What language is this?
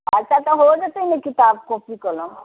Maithili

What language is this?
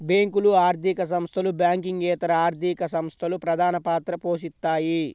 Telugu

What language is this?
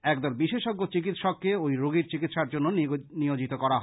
Bangla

